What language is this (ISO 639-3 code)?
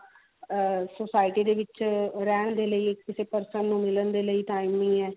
pan